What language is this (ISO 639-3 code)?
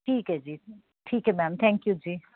pan